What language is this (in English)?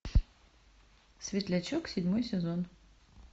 Russian